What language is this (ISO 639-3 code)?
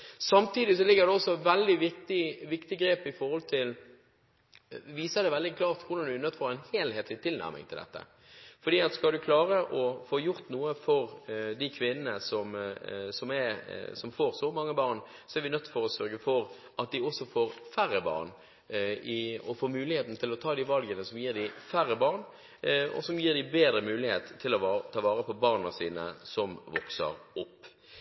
nob